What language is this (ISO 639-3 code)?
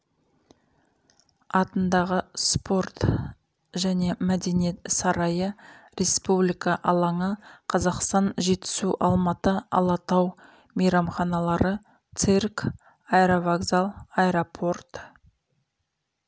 kaz